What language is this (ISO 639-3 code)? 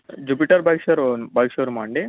tel